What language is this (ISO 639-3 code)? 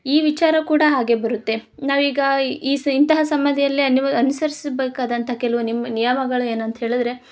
kan